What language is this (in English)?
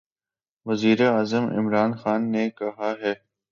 Urdu